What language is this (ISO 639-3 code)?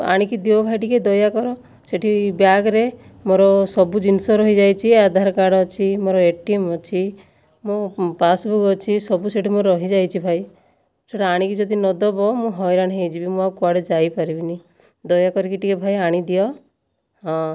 ori